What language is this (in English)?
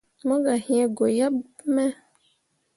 Mundang